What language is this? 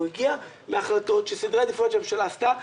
Hebrew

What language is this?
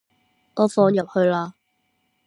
Cantonese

